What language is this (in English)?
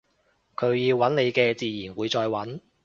Cantonese